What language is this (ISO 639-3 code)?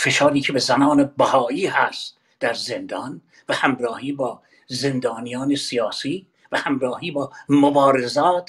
fas